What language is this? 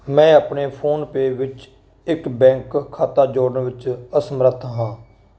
Punjabi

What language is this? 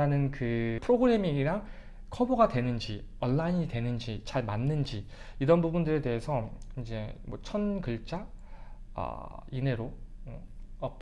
Korean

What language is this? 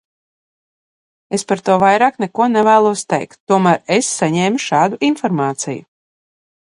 Latvian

